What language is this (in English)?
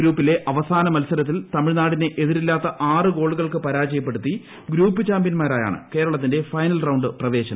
Malayalam